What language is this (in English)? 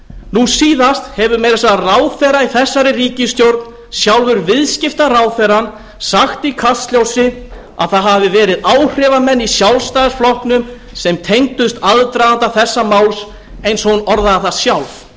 Icelandic